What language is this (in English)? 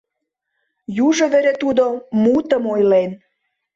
Mari